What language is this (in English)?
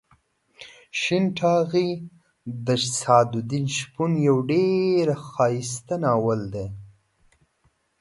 Pashto